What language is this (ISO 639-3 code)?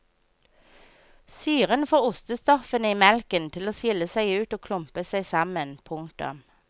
nor